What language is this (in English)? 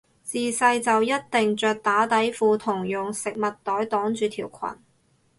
Cantonese